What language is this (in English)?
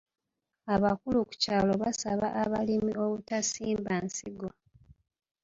Ganda